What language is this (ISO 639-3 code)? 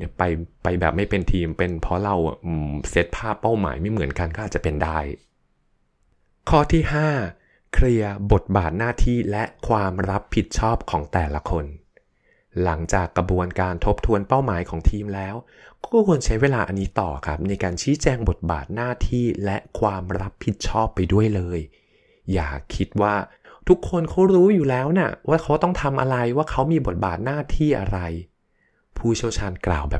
tha